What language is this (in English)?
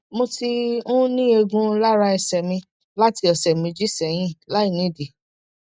Yoruba